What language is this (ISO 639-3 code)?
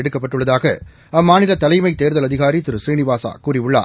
tam